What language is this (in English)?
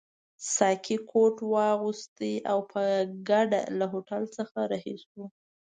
Pashto